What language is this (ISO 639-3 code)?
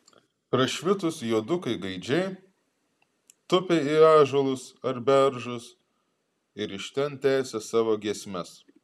lit